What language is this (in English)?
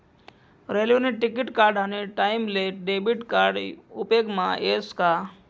Marathi